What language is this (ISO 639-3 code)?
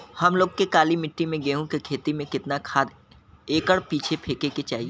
bho